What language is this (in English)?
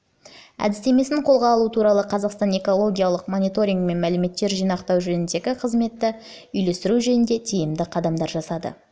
Kazakh